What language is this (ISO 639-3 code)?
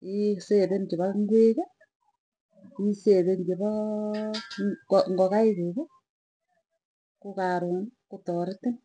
tuy